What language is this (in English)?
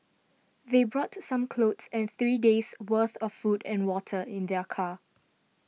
English